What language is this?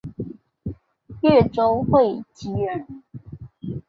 Chinese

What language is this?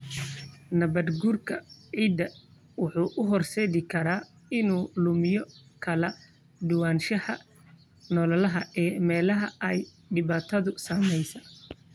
Somali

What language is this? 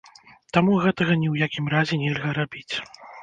Belarusian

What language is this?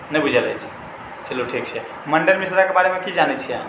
Maithili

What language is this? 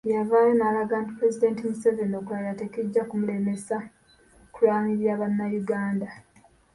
Ganda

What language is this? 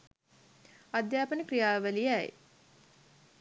Sinhala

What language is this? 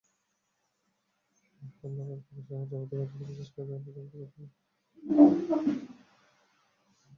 Bangla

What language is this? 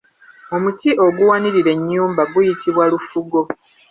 Ganda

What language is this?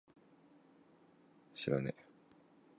Japanese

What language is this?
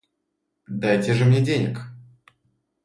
Russian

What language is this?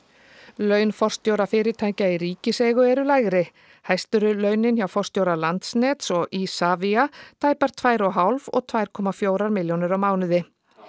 Icelandic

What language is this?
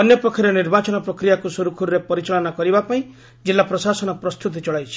Odia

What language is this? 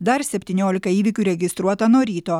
Lithuanian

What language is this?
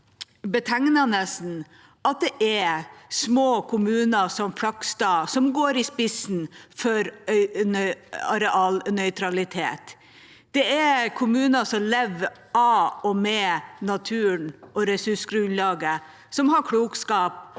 Norwegian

